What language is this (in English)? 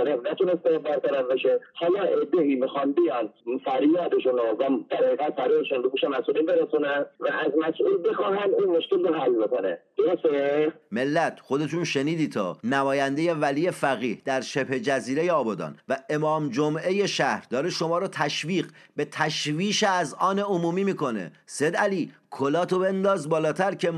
Persian